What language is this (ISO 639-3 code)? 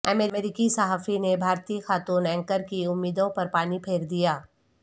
urd